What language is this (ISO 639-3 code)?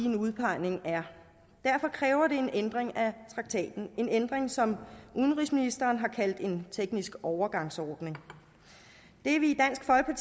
dan